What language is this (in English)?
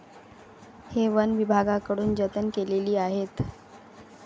Marathi